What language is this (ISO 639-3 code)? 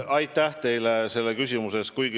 est